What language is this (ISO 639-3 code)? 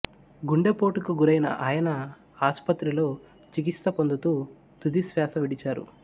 tel